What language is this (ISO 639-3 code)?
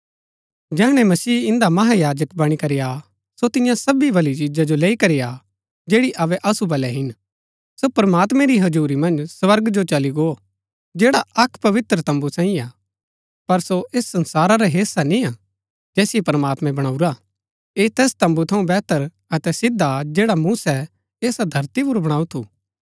gbk